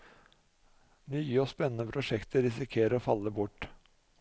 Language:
Norwegian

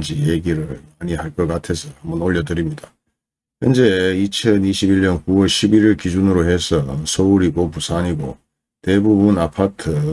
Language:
Korean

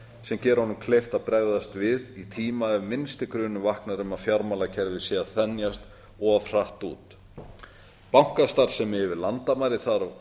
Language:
Icelandic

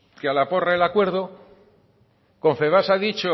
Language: Spanish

